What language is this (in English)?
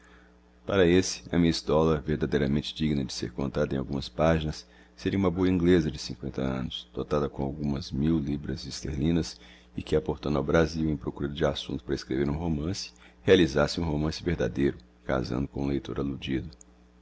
Portuguese